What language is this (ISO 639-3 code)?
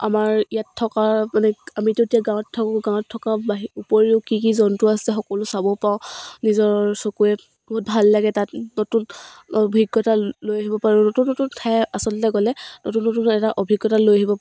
asm